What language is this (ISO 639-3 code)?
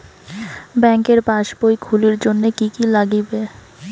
ben